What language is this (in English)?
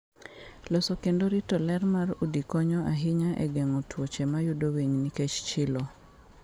Luo (Kenya and Tanzania)